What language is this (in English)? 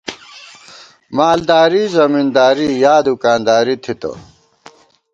Gawar-Bati